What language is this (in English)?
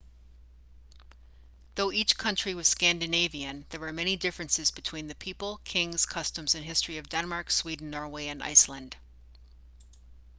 English